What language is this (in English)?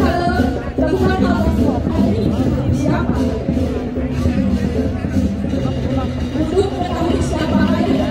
Indonesian